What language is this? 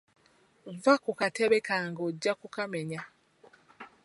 Ganda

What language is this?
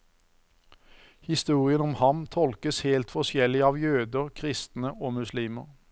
Norwegian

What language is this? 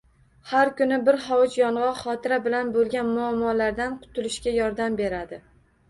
Uzbek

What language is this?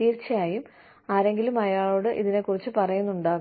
Malayalam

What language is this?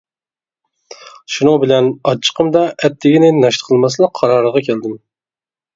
Uyghur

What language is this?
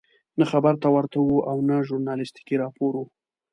Pashto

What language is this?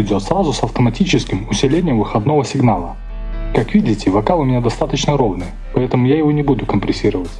Russian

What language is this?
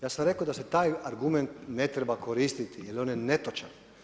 Croatian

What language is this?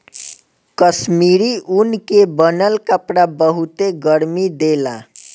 Bhojpuri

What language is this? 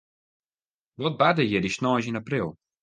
Western Frisian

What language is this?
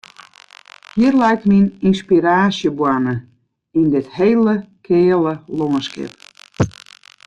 Western Frisian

